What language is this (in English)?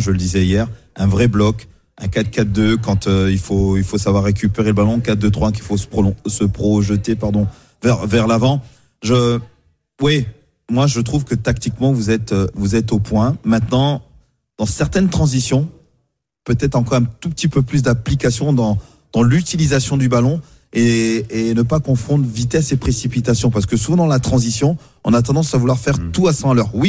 French